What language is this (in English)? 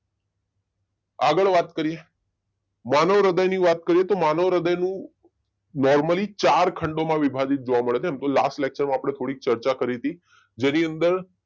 Gujarati